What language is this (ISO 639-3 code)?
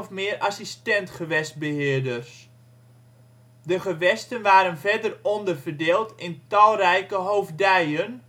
nld